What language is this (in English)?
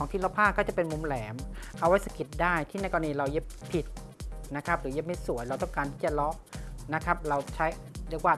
Thai